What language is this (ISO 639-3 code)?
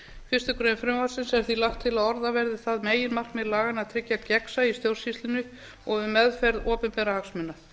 isl